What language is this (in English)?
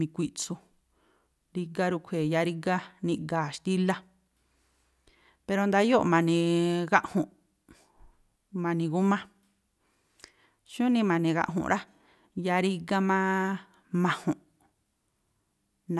Tlacoapa Me'phaa